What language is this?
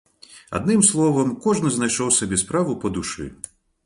Belarusian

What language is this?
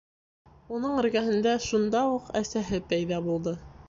Bashkir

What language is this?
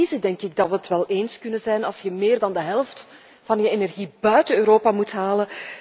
Dutch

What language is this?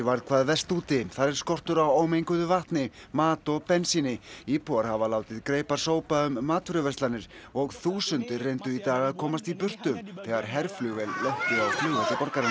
Icelandic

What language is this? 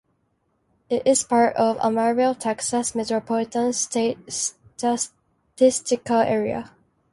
English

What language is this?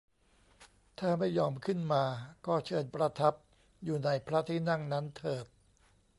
Thai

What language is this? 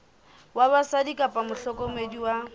Southern Sotho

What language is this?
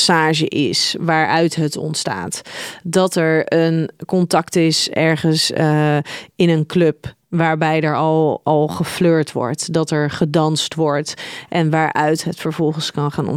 Dutch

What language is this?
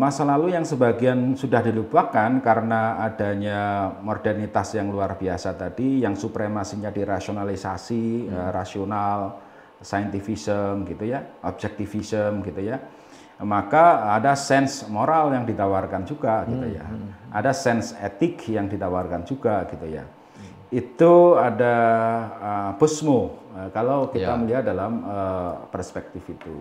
Indonesian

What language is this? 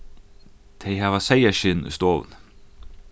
Faroese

